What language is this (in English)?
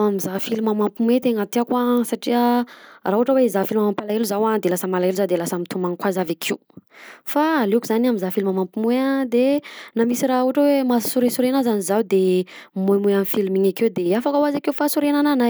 Southern Betsimisaraka Malagasy